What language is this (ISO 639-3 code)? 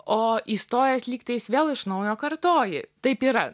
lit